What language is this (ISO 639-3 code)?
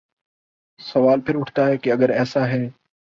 urd